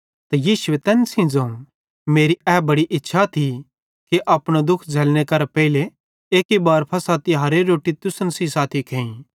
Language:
Bhadrawahi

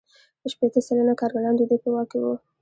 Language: Pashto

